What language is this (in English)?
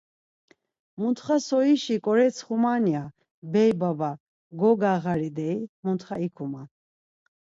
Laz